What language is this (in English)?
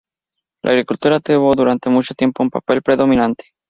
Spanish